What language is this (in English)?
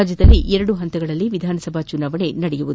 Kannada